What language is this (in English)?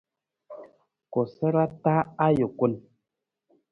Nawdm